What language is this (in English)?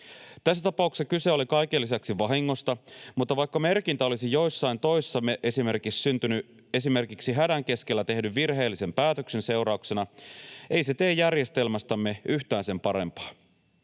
Finnish